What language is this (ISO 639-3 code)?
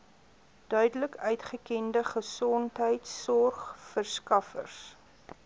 afr